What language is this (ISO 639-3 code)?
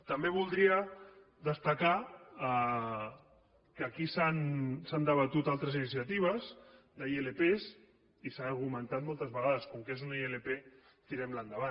cat